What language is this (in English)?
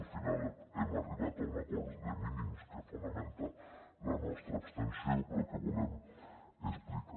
Catalan